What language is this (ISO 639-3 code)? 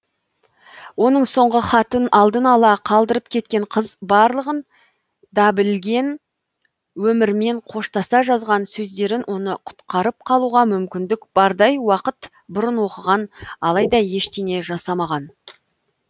kaz